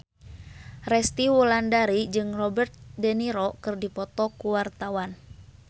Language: Sundanese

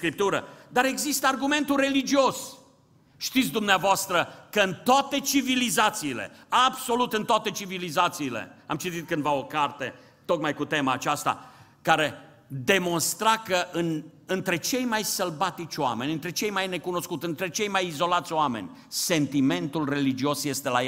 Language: Romanian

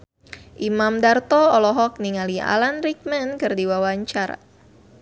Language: Sundanese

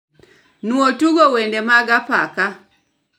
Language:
Luo (Kenya and Tanzania)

